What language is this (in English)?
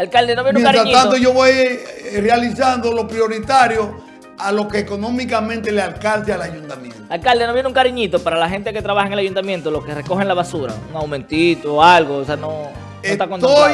Spanish